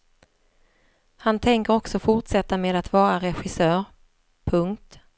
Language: Swedish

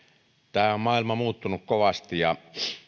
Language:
Finnish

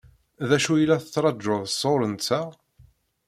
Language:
Kabyle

